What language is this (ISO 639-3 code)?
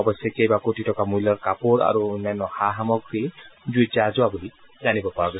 asm